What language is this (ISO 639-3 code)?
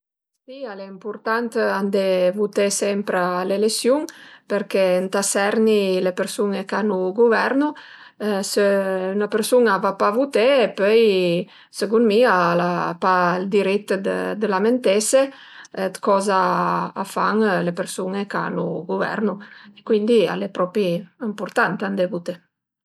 pms